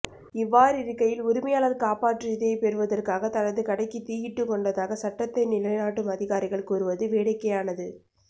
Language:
Tamil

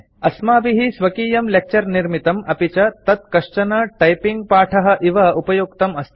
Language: Sanskrit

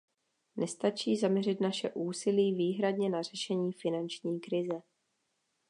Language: Czech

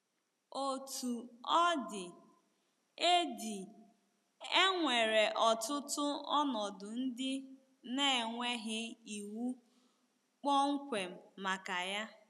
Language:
Igbo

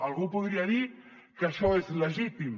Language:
Catalan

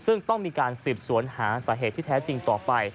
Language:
Thai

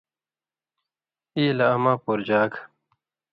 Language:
Indus Kohistani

